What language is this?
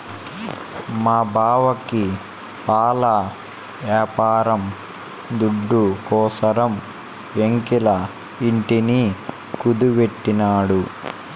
Telugu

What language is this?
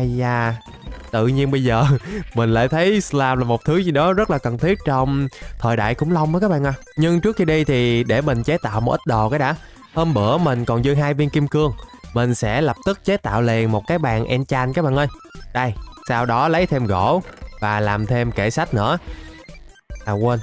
Vietnamese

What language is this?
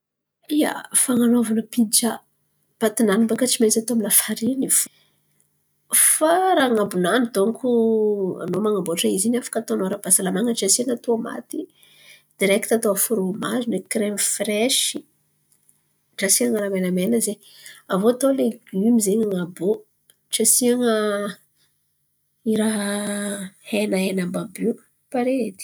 Antankarana Malagasy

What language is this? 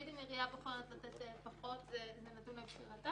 Hebrew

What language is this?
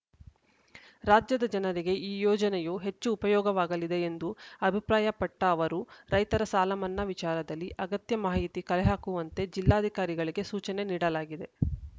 Kannada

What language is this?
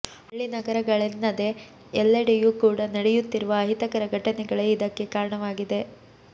Kannada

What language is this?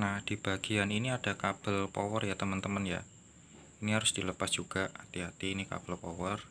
Indonesian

